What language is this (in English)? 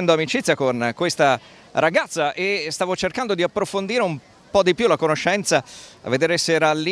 Italian